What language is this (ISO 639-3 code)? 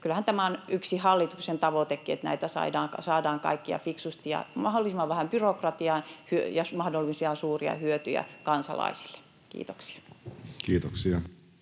fin